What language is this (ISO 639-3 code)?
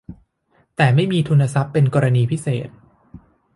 tha